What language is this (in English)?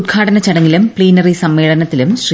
Malayalam